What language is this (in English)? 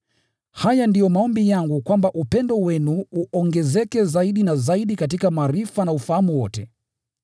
Swahili